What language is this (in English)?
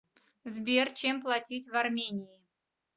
Russian